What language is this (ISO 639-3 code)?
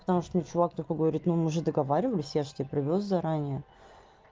rus